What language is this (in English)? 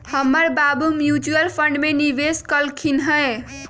Magahi